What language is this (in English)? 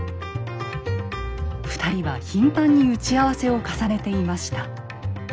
Japanese